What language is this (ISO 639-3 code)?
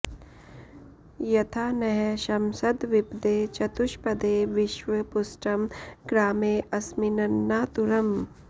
san